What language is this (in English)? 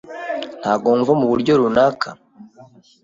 Kinyarwanda